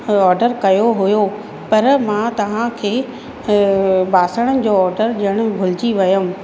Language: Sindhi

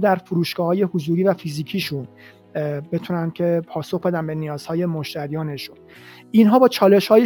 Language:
Persian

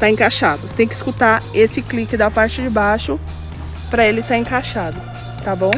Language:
Portuguese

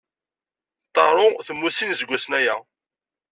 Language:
Kabyle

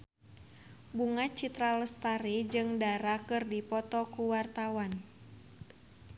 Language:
Sundanese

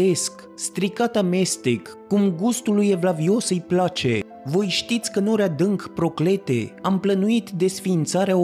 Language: Romanian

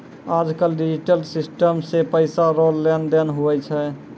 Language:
Maithili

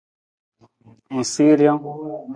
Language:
Nawdm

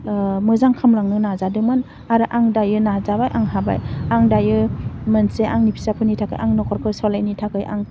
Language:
Bodo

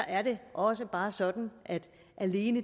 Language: Danish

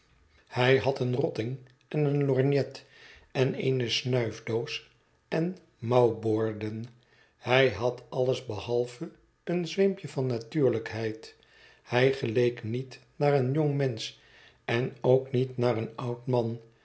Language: Dutch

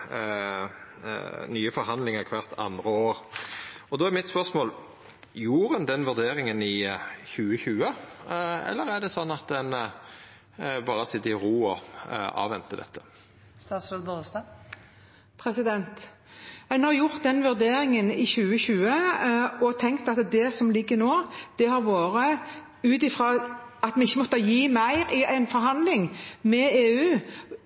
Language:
Norwegian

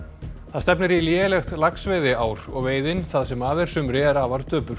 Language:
Icelandic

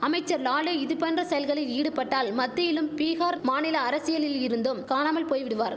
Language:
Tamil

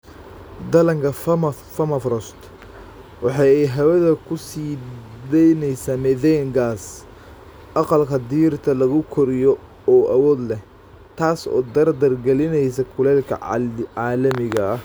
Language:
Somali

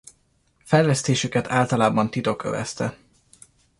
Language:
Hungarian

